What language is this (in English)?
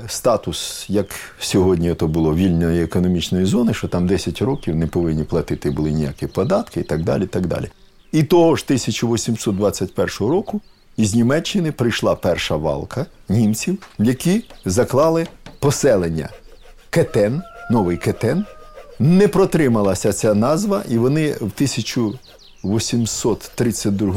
Ukrainian